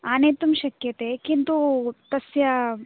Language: Sanskrit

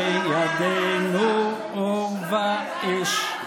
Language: Hebrew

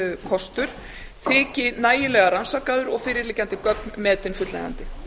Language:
Icelandic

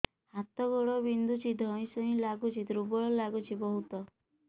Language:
Odia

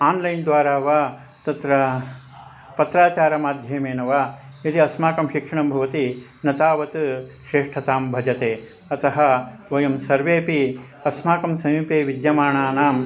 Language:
Sanskrit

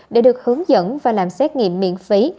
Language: Vietnamese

